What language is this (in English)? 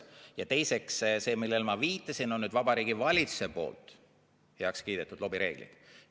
Estonian